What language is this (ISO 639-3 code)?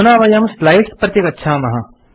san